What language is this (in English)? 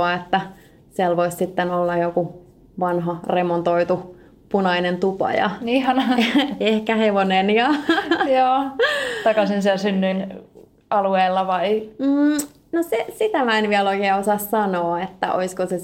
Finnish